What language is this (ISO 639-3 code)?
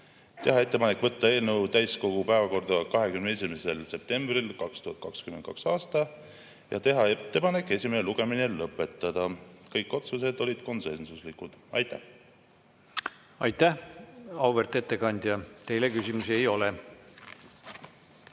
est